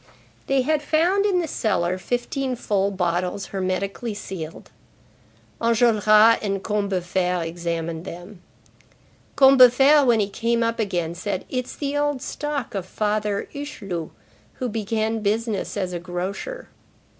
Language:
English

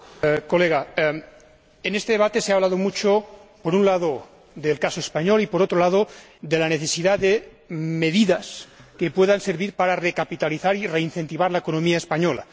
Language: Spanish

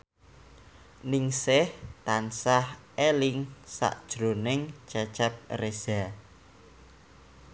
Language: Javanese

